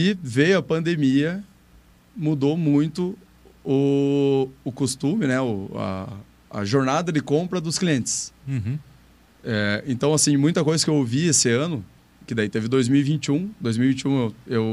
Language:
Portuguese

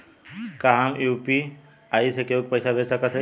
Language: Bhojpuri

